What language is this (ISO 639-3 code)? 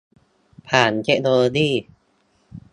tha